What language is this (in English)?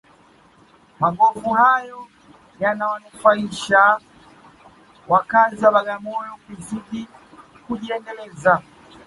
Swahili